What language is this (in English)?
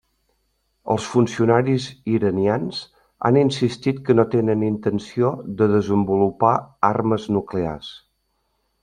Catalan